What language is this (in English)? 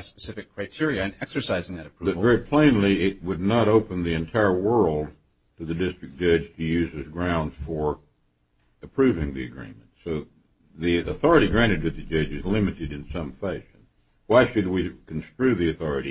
English